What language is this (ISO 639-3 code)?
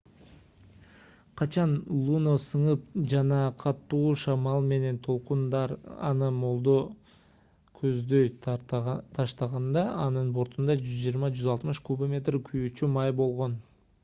kir